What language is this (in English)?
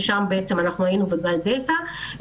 Hebrew